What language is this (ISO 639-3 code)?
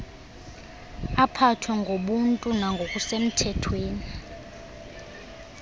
xho